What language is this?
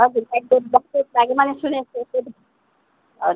Nepali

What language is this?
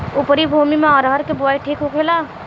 Bhojpuri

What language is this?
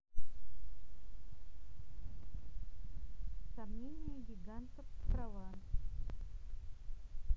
Russian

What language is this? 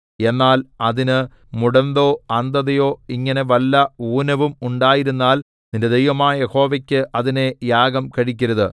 Malayalam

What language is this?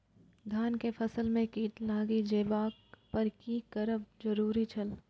Maithili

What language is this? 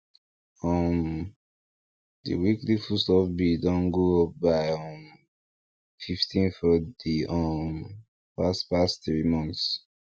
Nigerian Pidgin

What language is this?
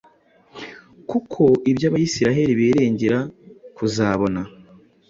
Kinyarwanda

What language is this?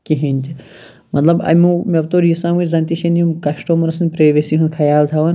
Kashmiri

